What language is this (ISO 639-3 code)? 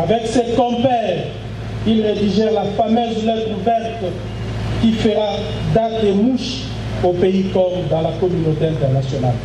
fra